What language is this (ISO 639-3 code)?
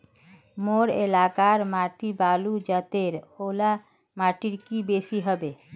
mag